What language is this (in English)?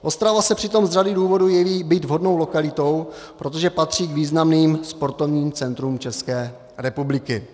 Czech